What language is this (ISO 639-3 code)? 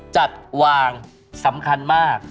tha